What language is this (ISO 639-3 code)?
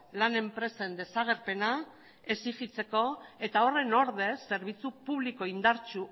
eus